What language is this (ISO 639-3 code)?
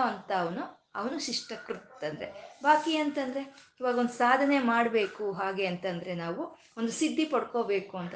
kan